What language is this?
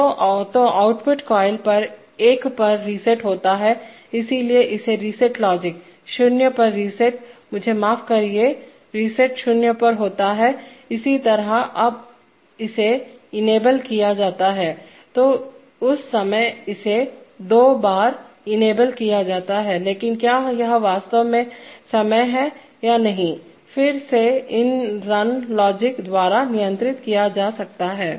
Hindi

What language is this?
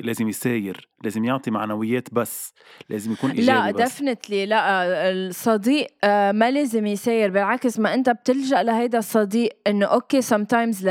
Arabic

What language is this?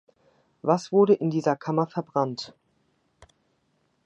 German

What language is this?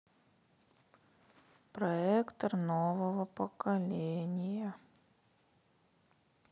Russian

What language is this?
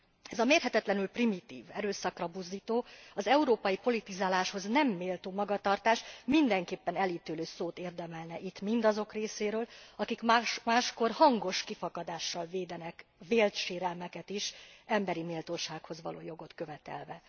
Hungarian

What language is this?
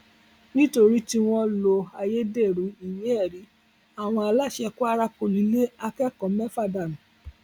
Yoruba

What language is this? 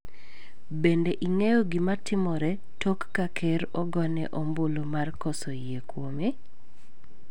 Luo (Kenya and Tanzania)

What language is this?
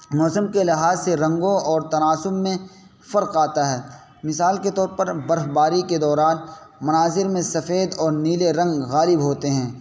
Urdu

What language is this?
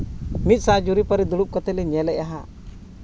Santali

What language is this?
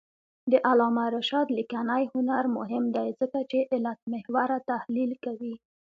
Pashto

